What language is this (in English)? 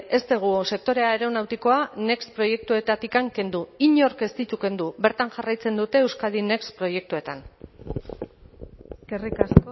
Basque